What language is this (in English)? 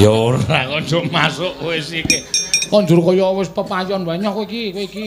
Indonesian